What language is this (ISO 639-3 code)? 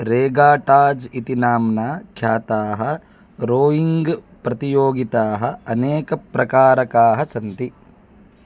san